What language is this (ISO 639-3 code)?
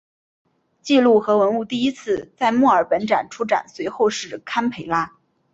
zho